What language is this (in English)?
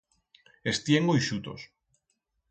Aragonese